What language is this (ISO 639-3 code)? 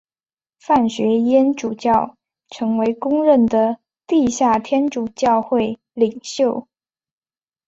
zho